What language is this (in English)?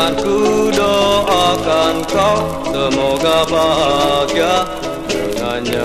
Arabic